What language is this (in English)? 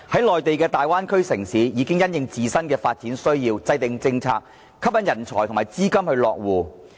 Cantonese